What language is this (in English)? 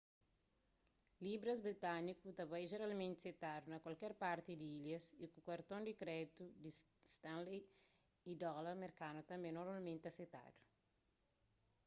Kabuverdianu